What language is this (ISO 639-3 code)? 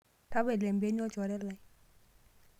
mas